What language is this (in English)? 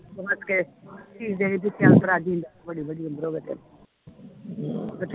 Punjabi